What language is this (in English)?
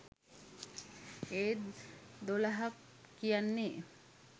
Sinhala